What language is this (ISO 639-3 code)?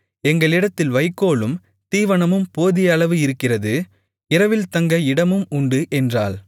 tam